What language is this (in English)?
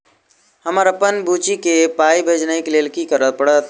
Maithili